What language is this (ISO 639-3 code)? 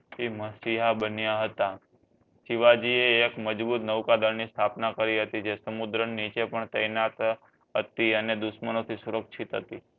guj